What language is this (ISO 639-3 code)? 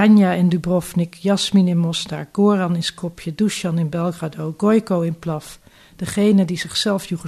nld